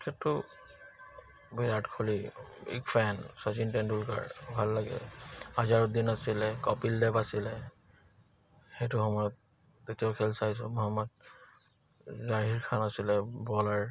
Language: Assamese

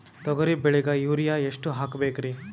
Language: Kannada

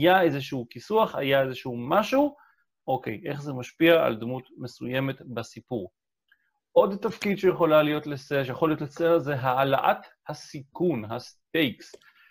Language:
Hebrew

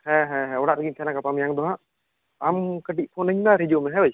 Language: Santali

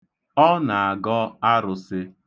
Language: Igbo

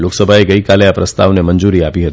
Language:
Gujarati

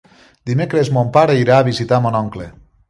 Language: Catalan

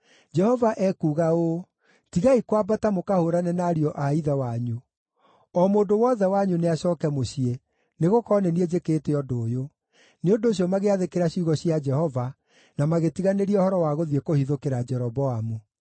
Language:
Kikuyu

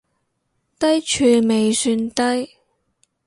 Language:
Cantonese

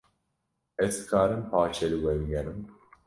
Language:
Kurdish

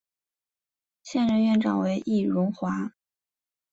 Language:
Chinese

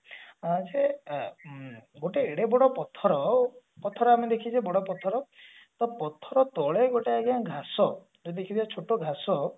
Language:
Odia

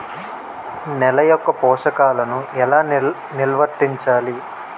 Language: Telugu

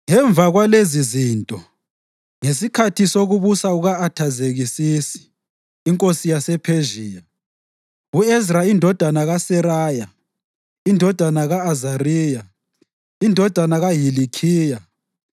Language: North Ndebele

